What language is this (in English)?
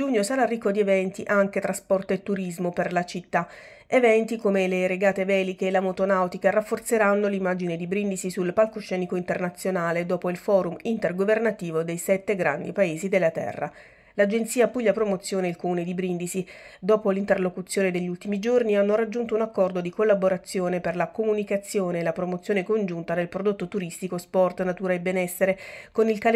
Italian